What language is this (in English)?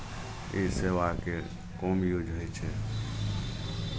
Maithili